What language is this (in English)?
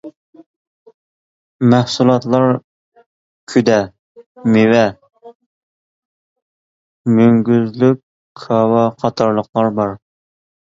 Uyghur